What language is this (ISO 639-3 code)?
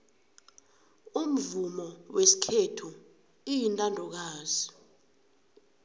nbl